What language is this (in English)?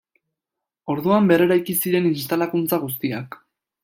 Basque